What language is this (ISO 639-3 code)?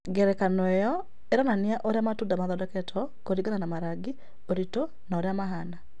kik